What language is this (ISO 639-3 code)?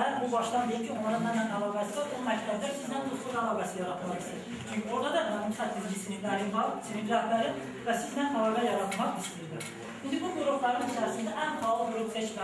tur